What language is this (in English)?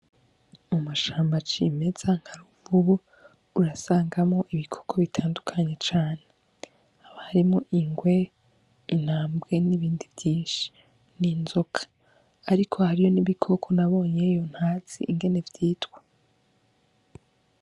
Rundi